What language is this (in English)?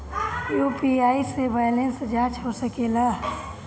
Bhojpuri